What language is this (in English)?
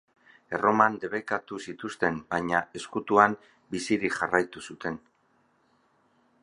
Basque